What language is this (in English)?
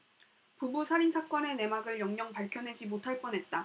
Korean